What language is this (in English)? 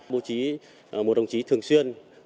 Vietnamese